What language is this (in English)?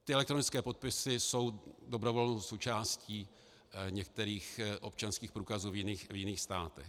Czech